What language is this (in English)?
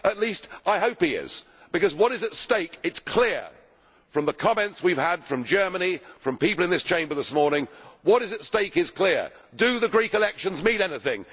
English